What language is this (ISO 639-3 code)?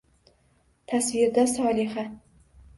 uzb